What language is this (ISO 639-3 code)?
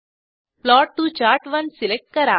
mar